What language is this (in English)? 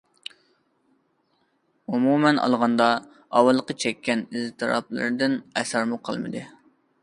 Uyghur